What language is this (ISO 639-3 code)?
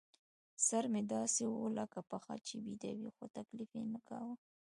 pus